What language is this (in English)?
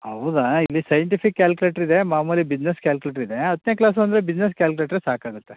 Kannada